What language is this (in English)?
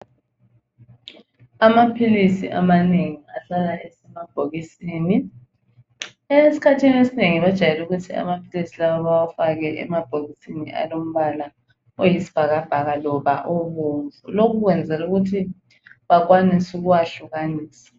North Ndebele